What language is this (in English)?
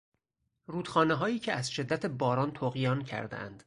Persian